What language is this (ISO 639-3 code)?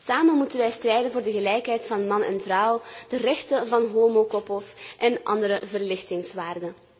nld